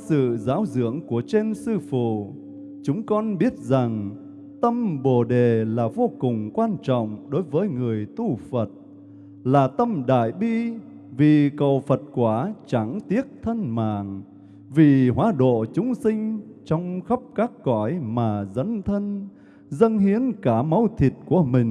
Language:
Vietnamese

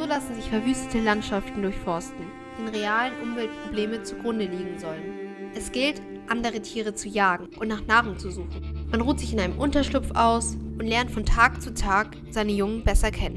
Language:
German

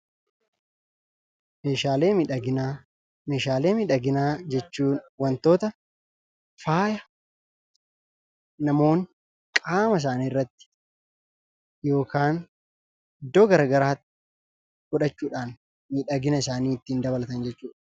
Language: Oromo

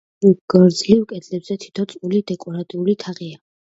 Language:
Georgian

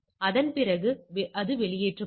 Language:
Tamil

